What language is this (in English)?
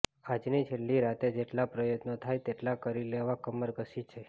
Gujarati